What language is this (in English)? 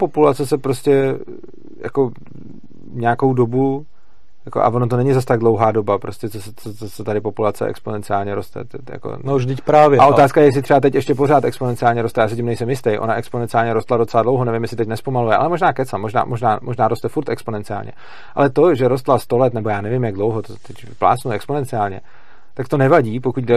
Czech